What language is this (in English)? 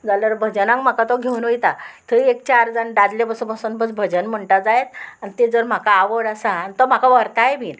Konkani